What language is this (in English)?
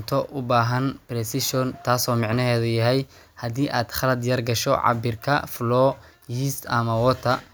Somali